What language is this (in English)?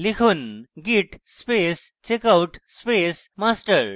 Bangla